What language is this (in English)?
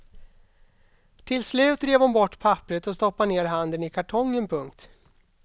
Swedish